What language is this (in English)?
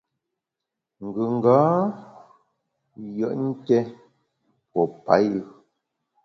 Bamun